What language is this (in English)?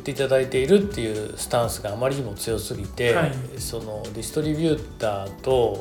Japanese